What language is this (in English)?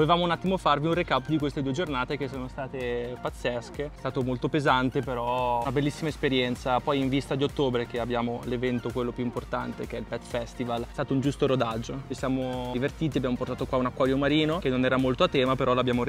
Italian